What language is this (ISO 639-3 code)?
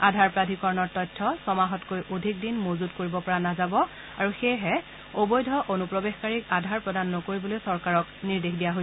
asm